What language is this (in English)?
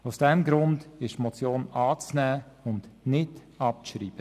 Swiss German